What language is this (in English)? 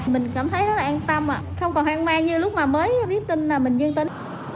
Vietnamese